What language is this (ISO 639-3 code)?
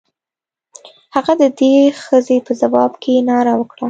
pus